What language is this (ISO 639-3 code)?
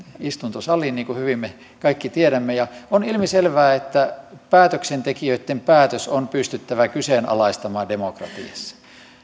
fin